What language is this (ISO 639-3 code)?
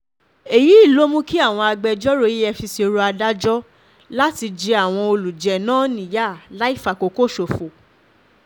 yor